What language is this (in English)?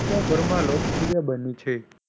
Gujarati